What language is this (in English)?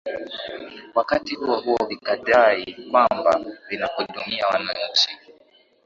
Swahili